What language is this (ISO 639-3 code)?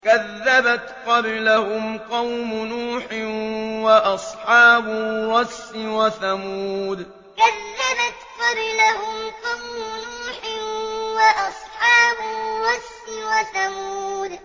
ara